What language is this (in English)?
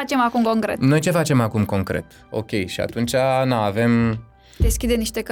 Romanian